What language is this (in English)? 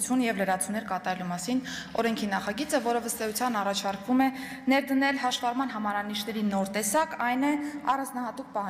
Romanian